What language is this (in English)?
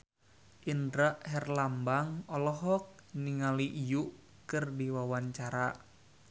Sundanese